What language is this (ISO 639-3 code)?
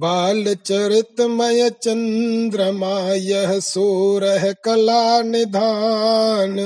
hin